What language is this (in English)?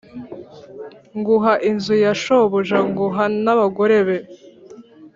Kinyarwanda